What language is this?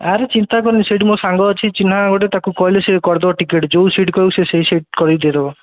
Odia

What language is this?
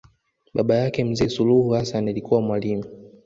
Swahili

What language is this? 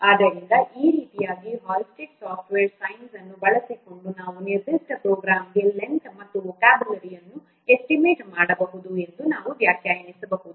Kannada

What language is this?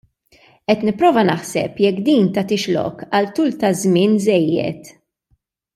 Maltese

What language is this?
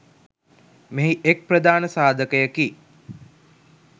Sinhala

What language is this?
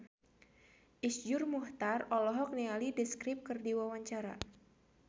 Sundanese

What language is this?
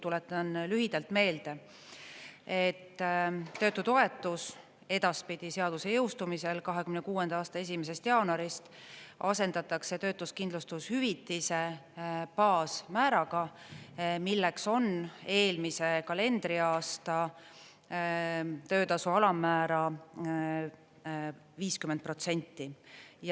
Estonian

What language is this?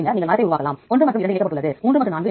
Tamil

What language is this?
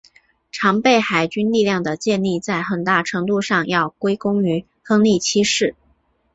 Chinese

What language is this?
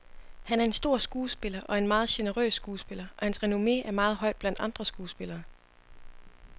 Danish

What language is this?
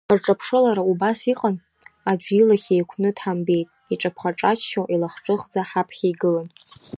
Abkhazian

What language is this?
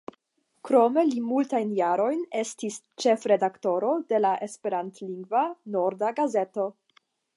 Esperanto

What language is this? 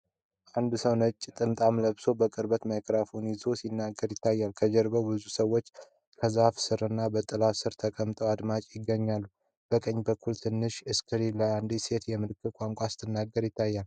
Amharic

